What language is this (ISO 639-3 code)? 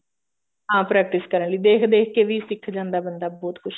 pan